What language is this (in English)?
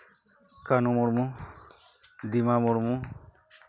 Santali